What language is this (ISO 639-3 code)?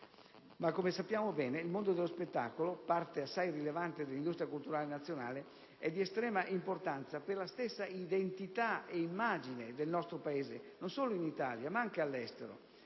ita